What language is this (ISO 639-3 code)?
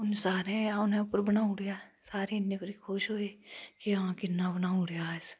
doi